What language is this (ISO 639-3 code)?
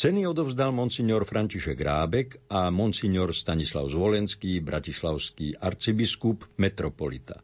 slk